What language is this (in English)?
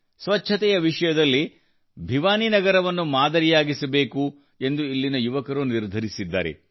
Kannada